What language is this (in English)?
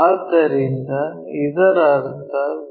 Kannada